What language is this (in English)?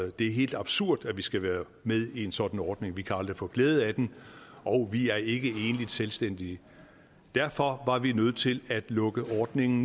Danish